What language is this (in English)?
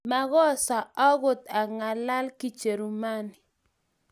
Kalenjin